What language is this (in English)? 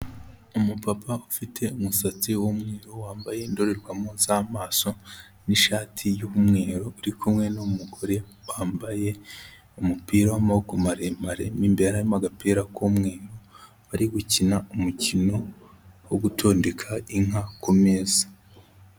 Kinyarwanda